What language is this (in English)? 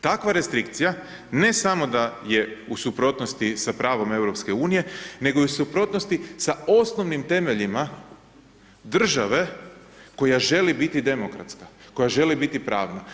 Croatian